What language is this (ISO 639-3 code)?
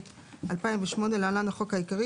heb